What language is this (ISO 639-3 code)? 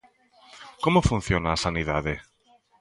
glg